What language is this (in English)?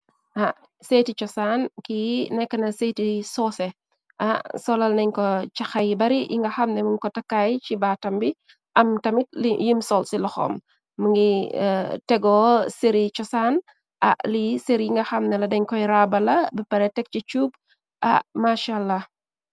Wolof